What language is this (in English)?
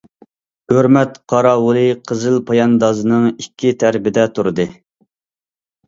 Uyghur